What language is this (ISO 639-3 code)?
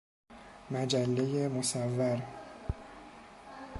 fas